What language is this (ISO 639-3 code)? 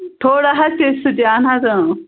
kas